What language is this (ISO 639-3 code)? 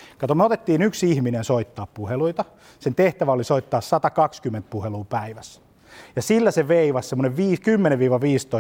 fin